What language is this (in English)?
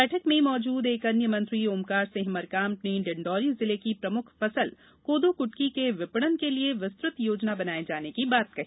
Hindi